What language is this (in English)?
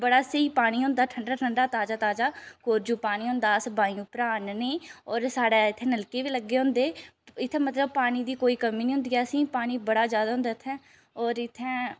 Dogri